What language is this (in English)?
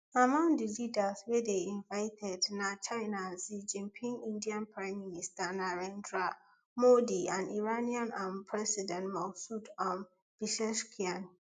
Nigerian Pidgin